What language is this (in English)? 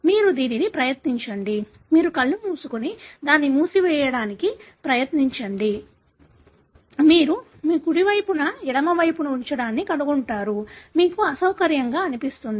Telugu